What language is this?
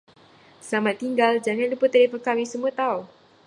Malay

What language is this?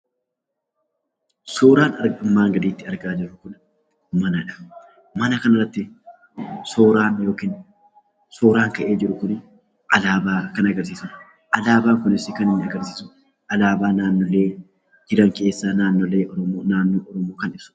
Oromo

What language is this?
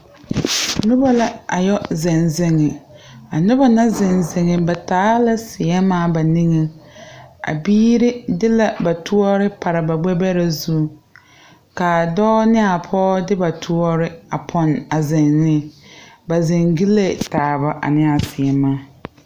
Southern Dagaare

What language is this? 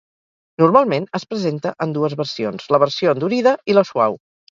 Catalan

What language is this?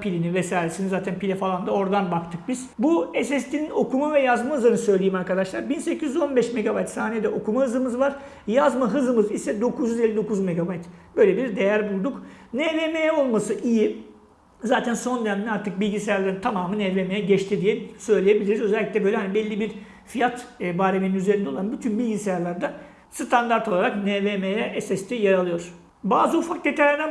Turkish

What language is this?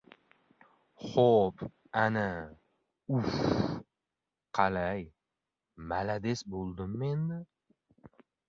Uzbek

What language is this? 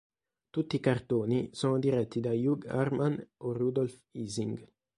Italian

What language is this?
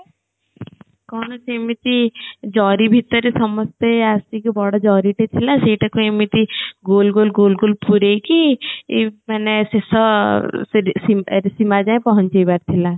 Odia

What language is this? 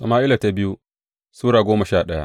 Hausa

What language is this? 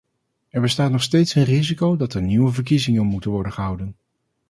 Dutch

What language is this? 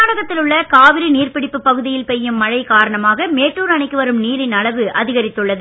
Tamil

